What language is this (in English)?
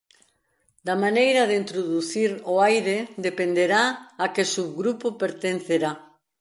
Galician